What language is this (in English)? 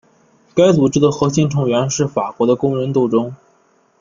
Chinese